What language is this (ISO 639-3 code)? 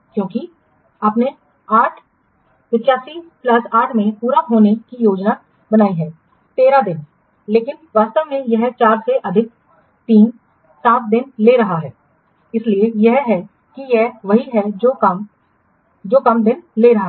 hin